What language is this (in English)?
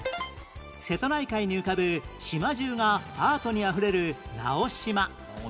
Japanese